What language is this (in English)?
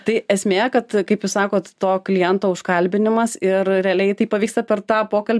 Lithuanian